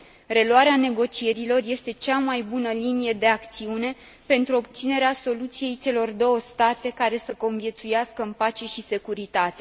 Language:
Romanian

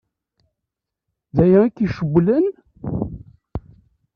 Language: Kabyle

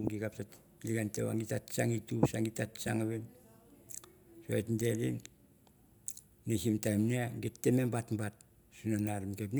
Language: Mandara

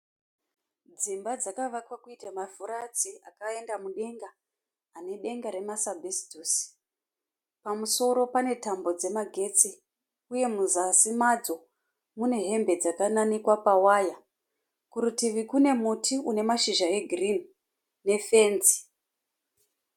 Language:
Shona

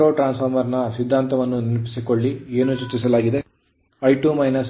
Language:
Kannada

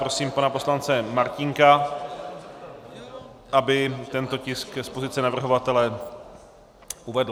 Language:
Czech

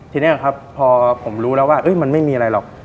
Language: Thai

